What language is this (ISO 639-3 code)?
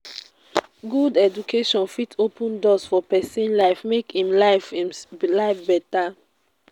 pcm